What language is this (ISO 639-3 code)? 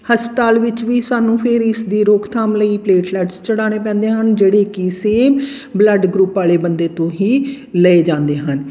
pan